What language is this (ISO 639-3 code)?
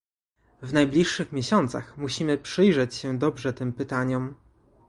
pol